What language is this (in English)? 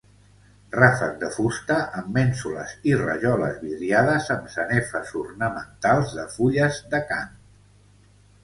Catalan